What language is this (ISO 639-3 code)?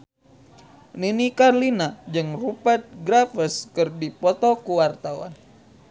sun